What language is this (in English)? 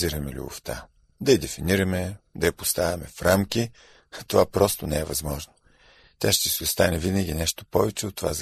Bulgarian